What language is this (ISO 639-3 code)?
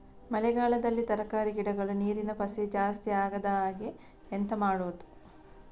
kan